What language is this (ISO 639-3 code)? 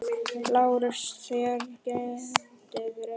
isl